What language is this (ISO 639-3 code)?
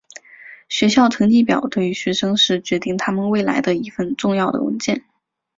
zho